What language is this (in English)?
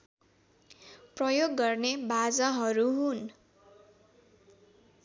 Nepali